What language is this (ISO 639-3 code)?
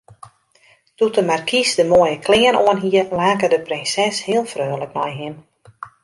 fry